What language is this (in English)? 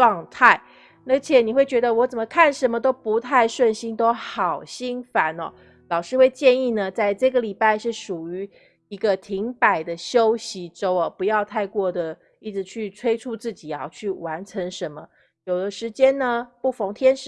Chinese